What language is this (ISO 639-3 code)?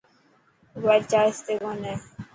mki